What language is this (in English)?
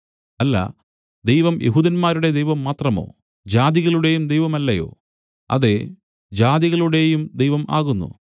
Malayalam